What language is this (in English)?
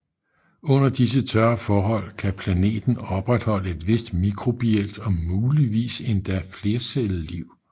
Danish